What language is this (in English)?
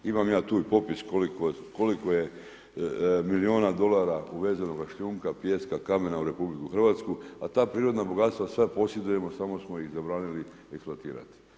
Croatian